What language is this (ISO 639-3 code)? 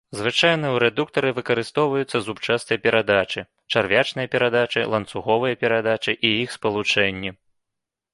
bel